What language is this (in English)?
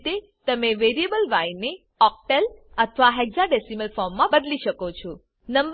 Gujarati